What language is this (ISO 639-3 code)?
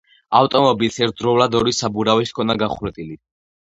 kat